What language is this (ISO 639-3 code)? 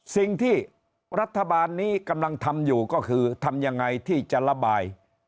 tha